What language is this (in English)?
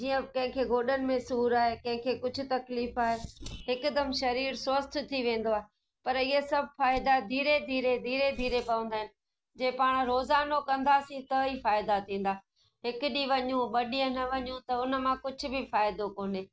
Sindhi